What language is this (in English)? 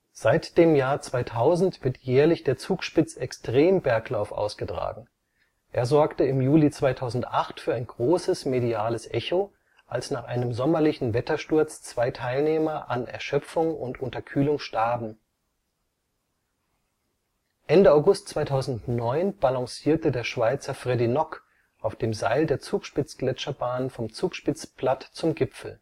German